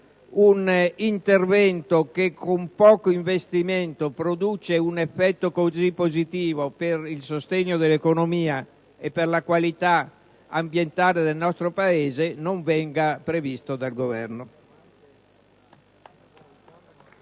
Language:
Italian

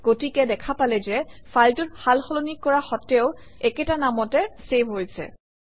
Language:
Assamese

